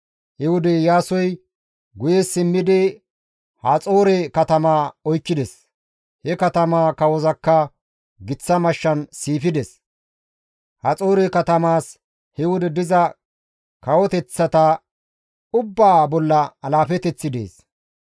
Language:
Gamo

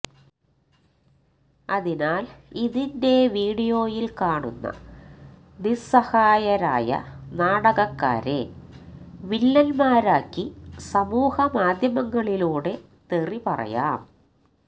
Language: Malayalam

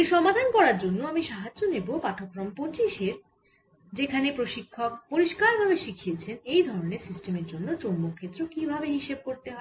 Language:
Bangla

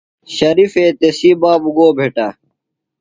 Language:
Phalura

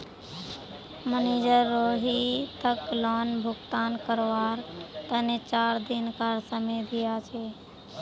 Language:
Magahi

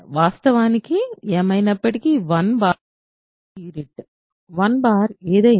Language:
Telugu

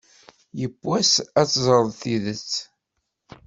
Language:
Kabyle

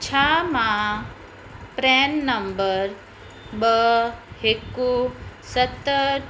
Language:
Sindhi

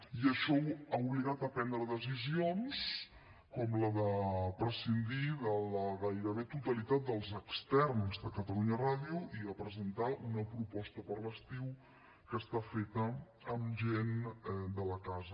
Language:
Catalan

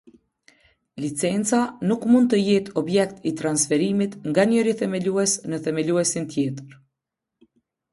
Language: Albanian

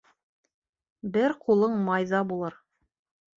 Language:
Bashkir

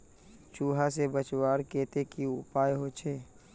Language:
Magahi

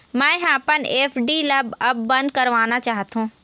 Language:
Chhattisgarhi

